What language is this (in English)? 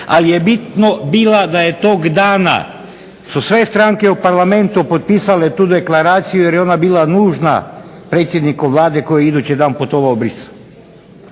Croatian